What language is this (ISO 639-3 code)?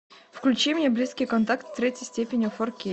rus